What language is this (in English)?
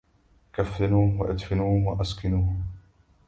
Arabic